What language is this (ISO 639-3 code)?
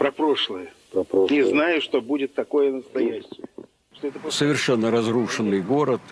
rus